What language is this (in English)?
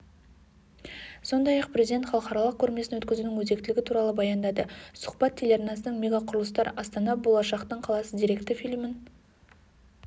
Kazakh